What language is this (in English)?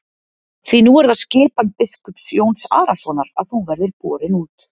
Icelandic